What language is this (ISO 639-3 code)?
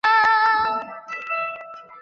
zho